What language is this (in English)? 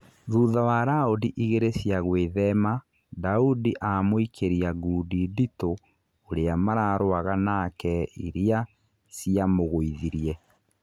Kikuyu